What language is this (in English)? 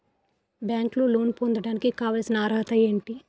Telugu